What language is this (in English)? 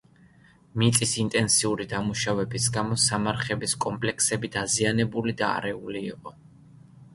Georgian